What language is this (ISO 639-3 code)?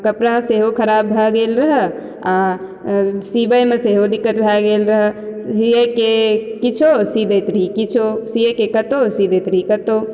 mai